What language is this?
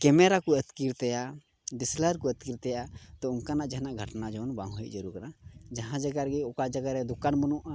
Santali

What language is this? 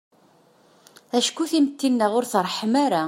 Kabyle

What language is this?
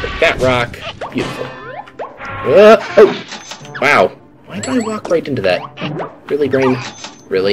English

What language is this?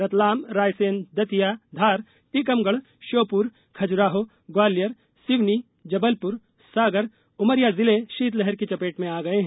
Hindi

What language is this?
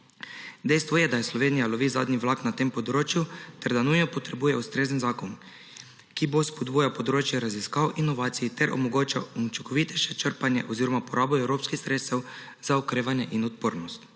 Slovenian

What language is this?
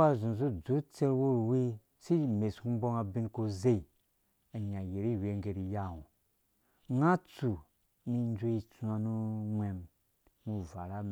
Dũya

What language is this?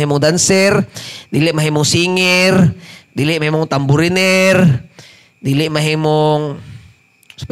Filipino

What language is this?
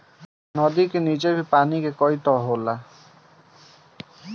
Bhojpuri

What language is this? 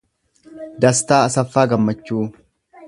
Oromo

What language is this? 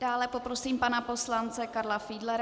Czech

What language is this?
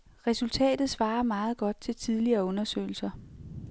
Danish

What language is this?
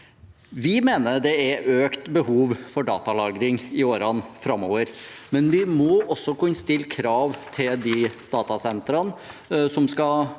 Norwegian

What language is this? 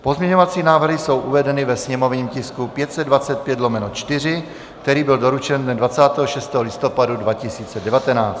Czech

